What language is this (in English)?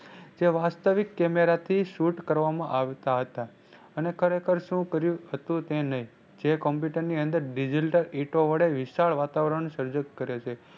Gujarati